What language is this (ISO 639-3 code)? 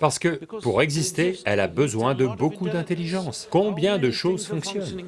fra